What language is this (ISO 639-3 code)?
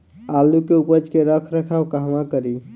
bho